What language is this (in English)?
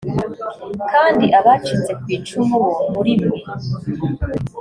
Kinyarwanda